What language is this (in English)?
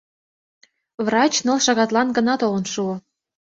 Mari